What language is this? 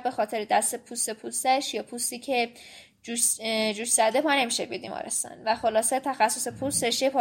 Persian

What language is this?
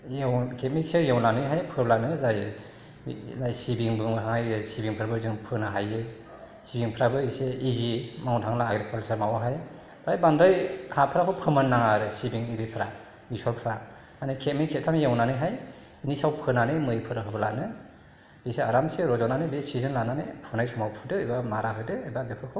Bodo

